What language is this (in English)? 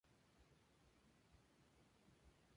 Spanish